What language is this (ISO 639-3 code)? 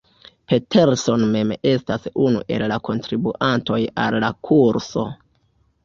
epo